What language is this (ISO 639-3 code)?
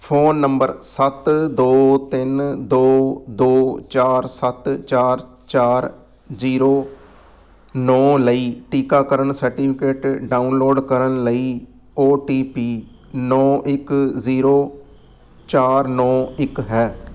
pan